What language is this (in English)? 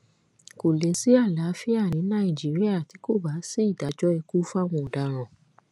Yoruba